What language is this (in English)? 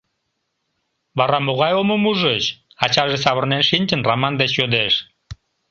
Mari